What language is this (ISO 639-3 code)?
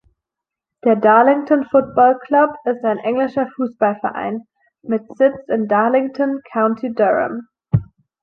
deu